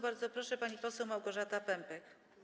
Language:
Polish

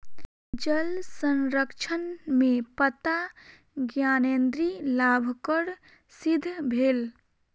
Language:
Maithili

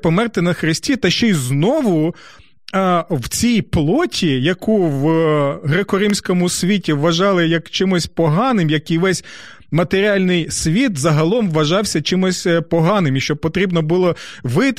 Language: Ukrainian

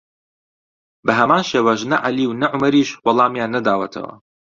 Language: Central Kurdish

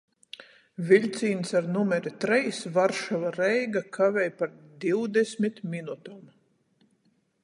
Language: Latgalian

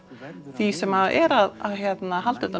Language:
Icelandic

